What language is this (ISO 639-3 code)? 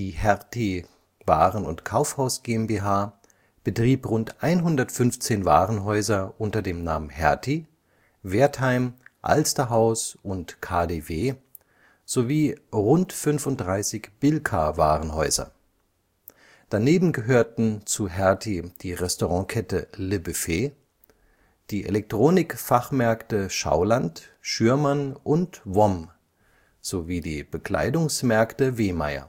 deu